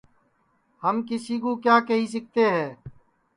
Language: Sansi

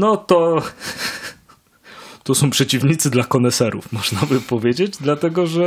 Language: Polish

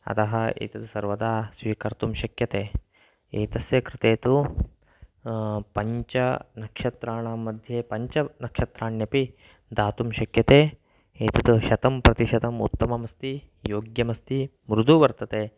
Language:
Sanskrit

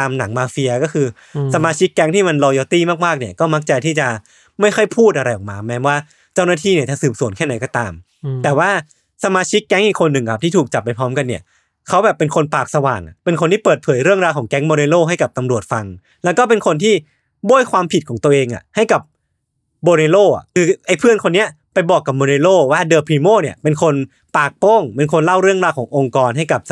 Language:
Thai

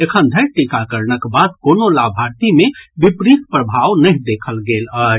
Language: Maithili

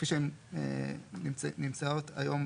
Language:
Hebrew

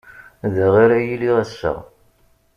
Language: Kabyle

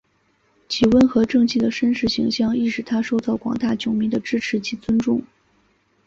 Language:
Chinese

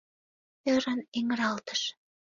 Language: Mari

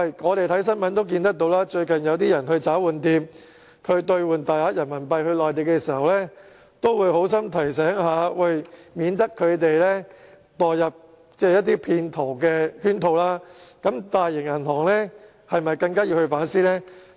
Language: Cantonese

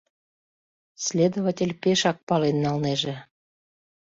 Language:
Mari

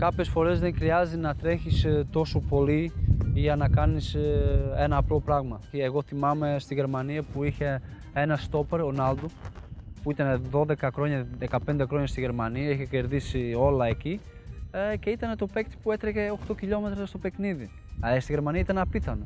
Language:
Greek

